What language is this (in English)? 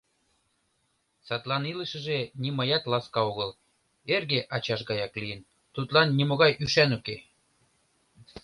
Mari